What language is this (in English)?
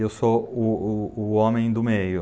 Portuguese